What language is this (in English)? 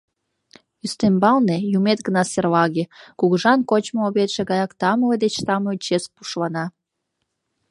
Mari